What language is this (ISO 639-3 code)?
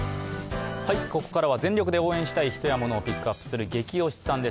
jpn